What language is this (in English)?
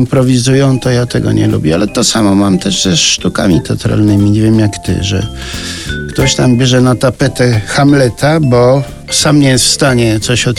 Polish